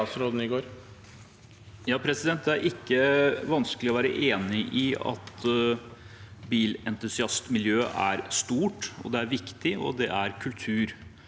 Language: Norwegian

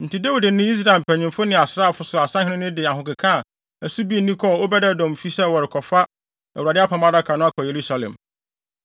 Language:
Akan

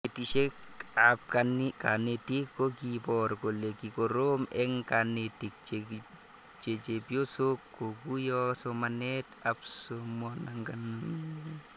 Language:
Kalenjin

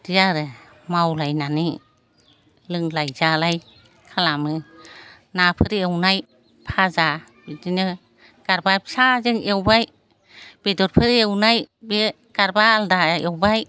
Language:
Bodo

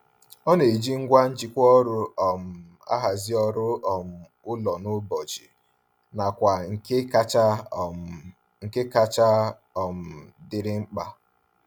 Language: Igbo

